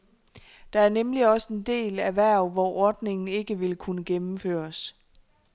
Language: Danish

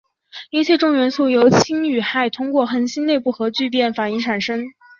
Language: Chinese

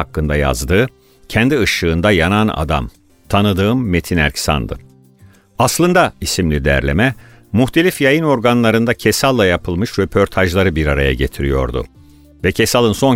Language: Turkish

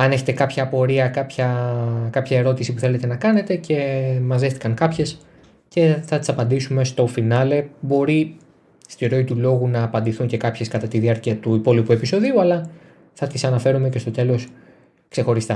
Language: Greek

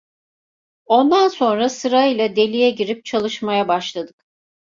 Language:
Turkish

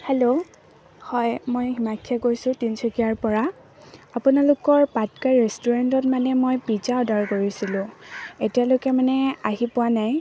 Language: Assamese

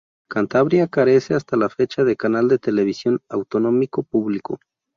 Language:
Spanish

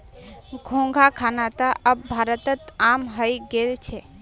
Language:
Magahi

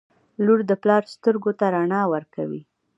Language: Pashto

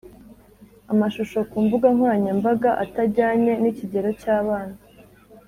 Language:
Kinyarwanda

